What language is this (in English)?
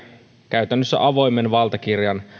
Finnish